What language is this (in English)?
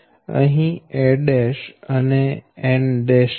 Gujarati